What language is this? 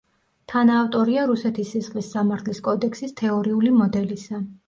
Georgian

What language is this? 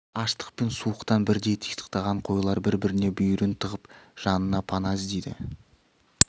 Kazakh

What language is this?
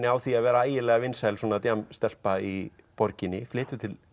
Icelandic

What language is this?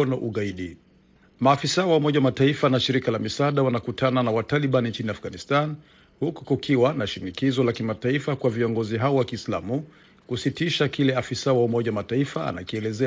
Swahili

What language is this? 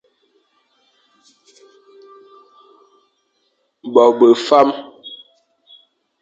Fang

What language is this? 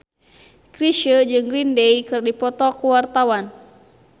Sundanese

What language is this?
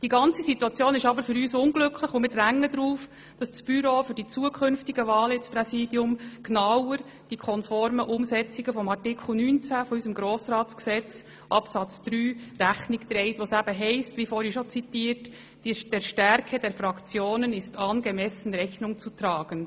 Swiss German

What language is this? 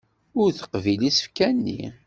Kabyle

